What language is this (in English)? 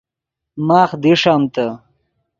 Yidgha